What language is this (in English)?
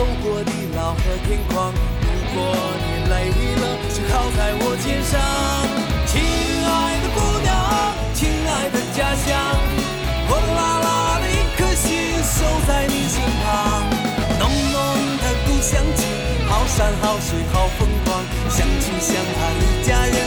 Chinese